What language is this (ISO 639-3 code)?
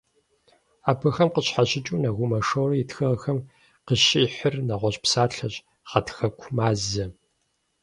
kbd